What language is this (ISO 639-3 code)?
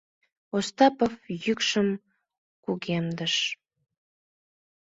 chm